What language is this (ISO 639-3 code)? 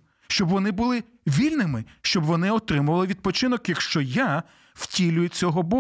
ukr